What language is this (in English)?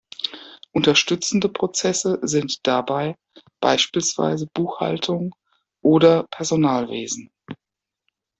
German